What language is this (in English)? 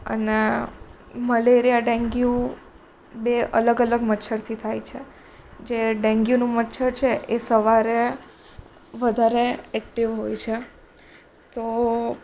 Gujarati